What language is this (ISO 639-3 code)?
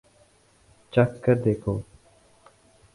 urd